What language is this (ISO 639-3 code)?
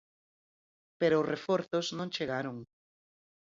glg